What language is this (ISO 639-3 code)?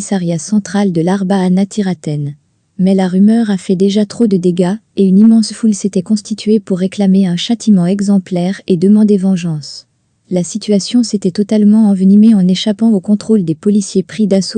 fra